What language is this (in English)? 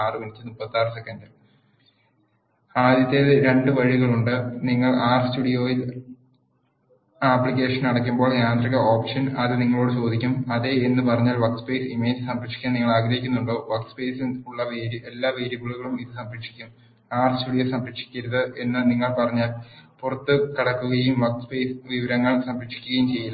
Malayalam